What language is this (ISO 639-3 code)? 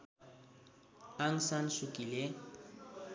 nep